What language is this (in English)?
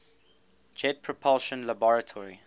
English